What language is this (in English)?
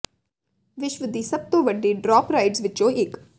Punjabi